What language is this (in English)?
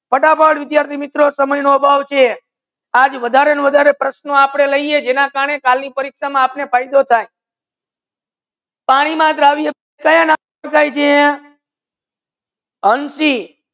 Gujarati